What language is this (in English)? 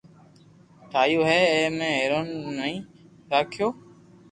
Loarki